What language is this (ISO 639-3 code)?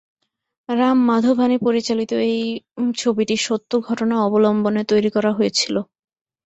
ben